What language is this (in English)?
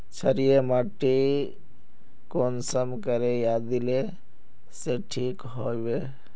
Magahi